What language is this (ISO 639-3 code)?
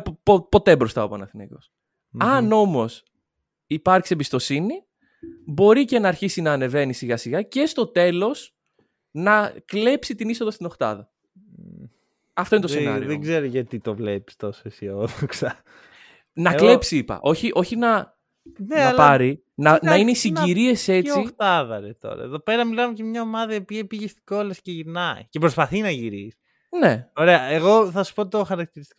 ell